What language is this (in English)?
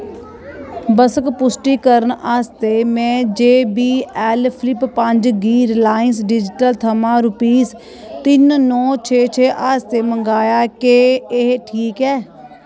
Dogri